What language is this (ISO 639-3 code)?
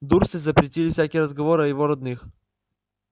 rus